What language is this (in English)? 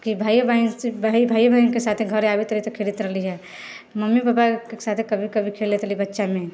Maithili